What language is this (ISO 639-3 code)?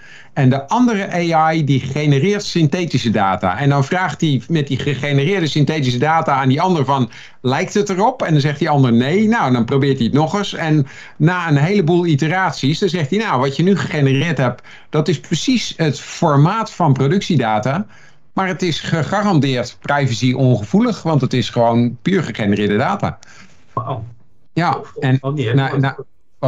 nld